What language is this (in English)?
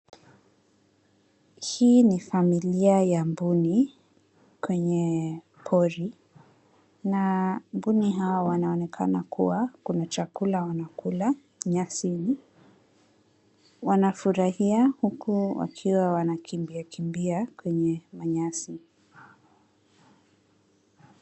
Swahili